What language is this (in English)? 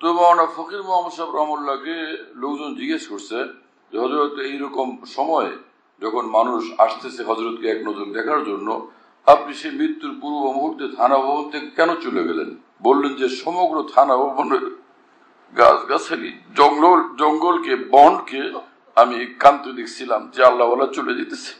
Turkish